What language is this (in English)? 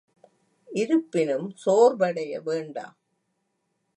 Tamil